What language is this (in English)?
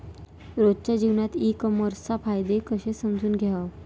Marathi